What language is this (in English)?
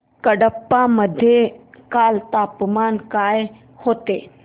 Marathi